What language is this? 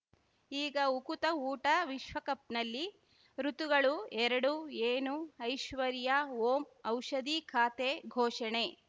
Kannada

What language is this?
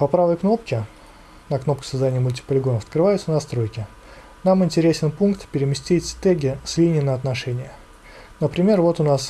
Russian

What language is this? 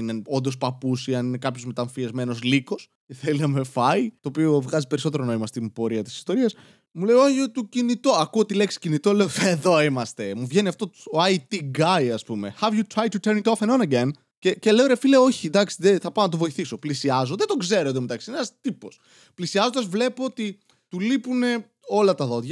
Greek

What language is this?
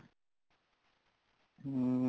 Punjabi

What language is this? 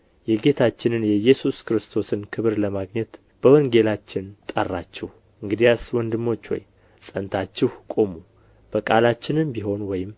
Amharic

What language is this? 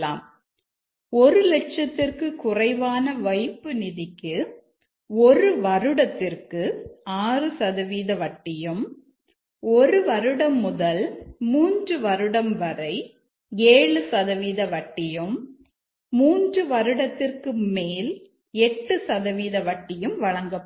Tamil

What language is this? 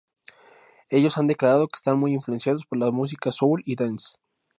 Spanish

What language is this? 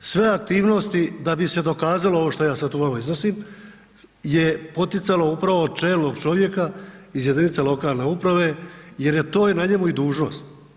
Croatian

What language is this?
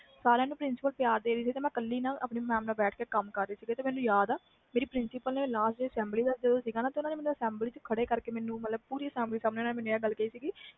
Punjabi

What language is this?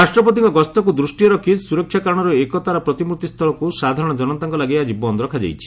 Odia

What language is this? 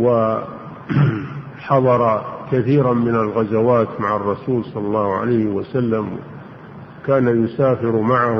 Arabic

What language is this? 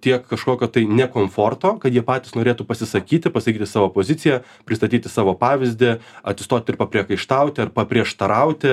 Lithuanian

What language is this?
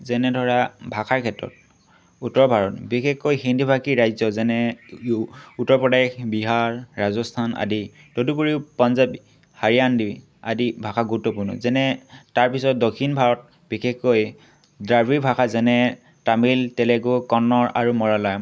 Assamese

